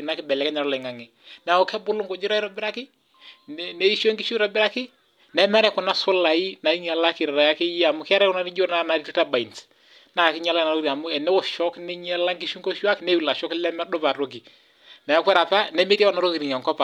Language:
Masai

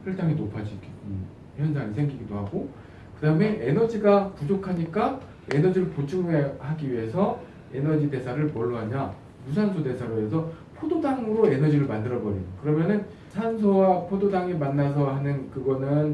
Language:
Korean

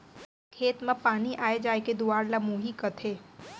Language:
Chhattisgarhi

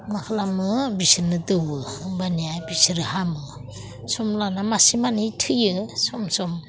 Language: Bodo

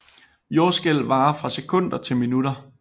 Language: Danish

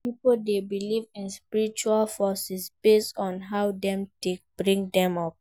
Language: Nigerian Pidgin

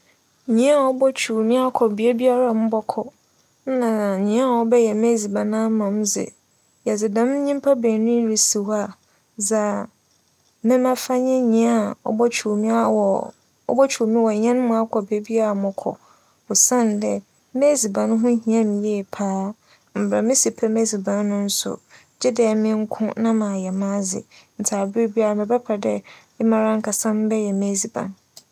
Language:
Akan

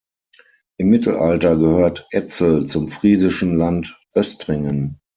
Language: German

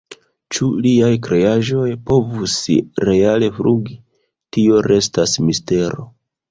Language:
Esperanto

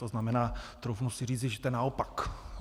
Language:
Czech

